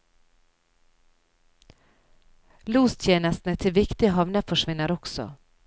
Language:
Norwegian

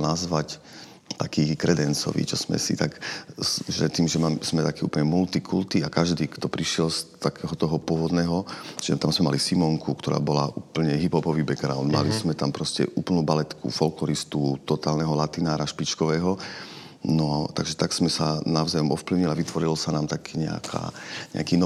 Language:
Slovak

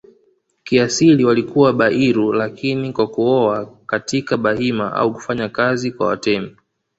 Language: Swahili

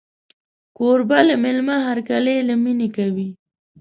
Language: Pashto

